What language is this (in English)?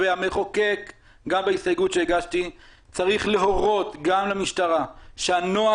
Hebrew